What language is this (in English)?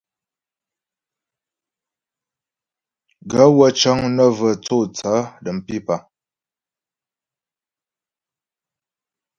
Ghomala